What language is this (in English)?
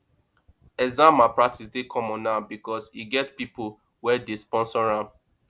Nigerian Pidgin